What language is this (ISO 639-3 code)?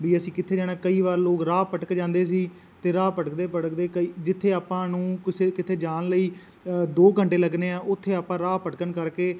pan